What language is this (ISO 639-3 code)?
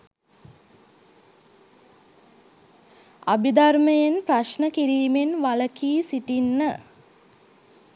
sin